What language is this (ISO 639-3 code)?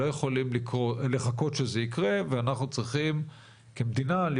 heb